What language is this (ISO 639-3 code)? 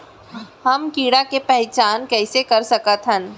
hne